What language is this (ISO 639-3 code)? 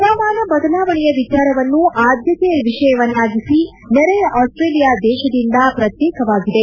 kan